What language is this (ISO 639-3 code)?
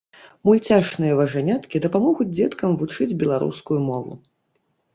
bel